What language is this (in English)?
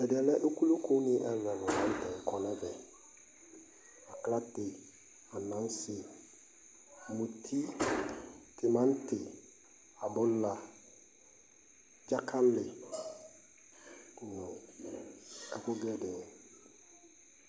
Ikposo